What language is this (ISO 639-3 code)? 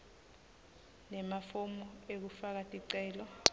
ssw